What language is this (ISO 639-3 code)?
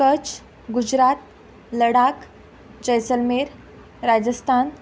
kok